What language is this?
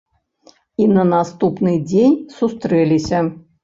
Belarusian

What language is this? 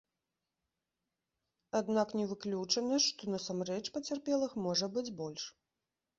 Belarusian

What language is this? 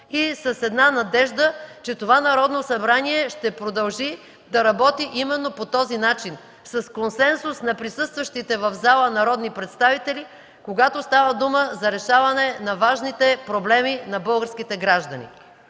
Bulgarian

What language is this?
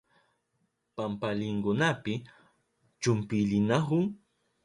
Southern Pastaza Quechua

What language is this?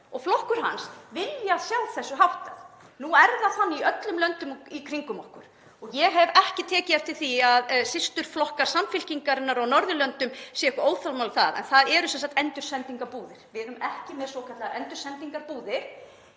Icelandic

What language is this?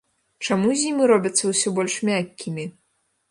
Belarusian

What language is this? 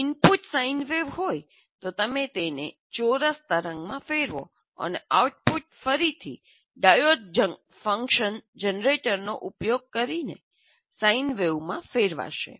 Gujarati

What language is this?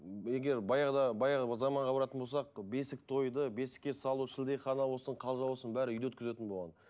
Kazakh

